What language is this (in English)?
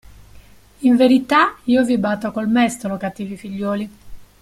Italian